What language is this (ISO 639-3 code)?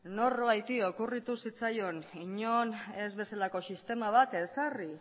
eus